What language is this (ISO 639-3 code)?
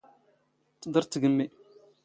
zgh